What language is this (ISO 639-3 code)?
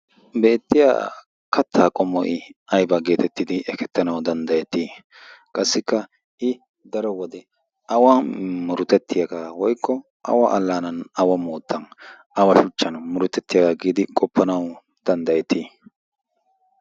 wal